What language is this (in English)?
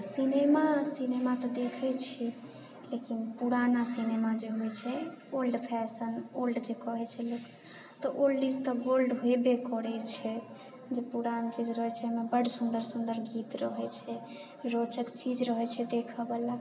Maithili